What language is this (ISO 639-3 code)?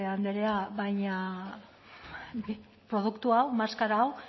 eus